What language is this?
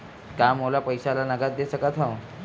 Chhattisgarhi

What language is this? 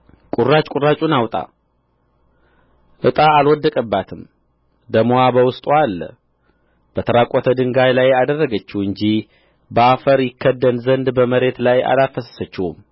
Amharic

